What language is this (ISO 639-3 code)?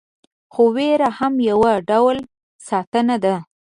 pus